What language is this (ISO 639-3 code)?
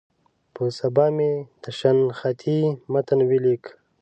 pus